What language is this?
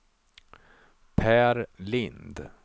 Swedish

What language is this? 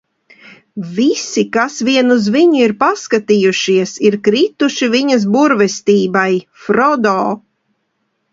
Latvian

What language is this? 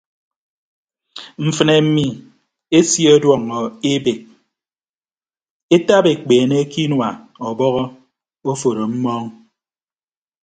Ibibio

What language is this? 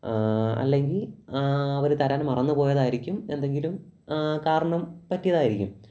Malayalam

